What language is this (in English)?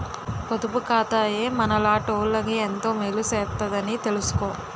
Telugu